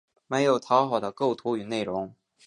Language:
Chinese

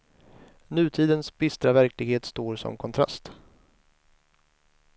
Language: Swedish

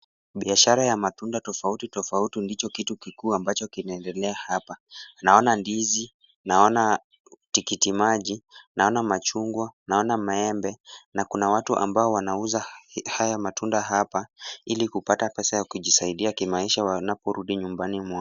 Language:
Swahili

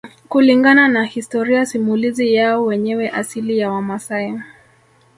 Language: Swahili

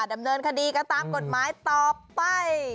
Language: Thai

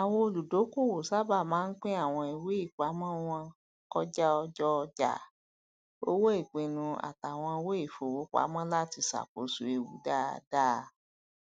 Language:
Yoruba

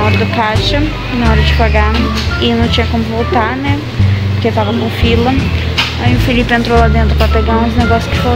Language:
Portuguese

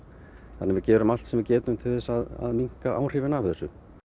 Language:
Icelandic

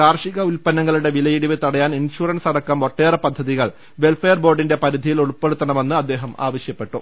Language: Malayalam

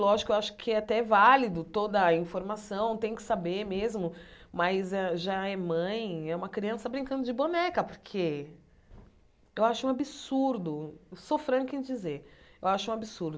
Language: Portuguese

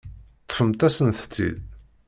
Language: Kabyle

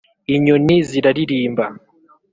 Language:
Kinyarwanda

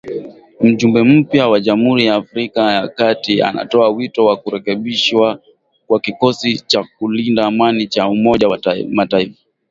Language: Swahili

